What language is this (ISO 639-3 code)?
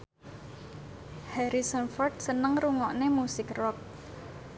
jav